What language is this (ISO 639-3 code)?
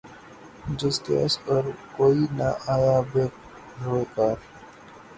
urd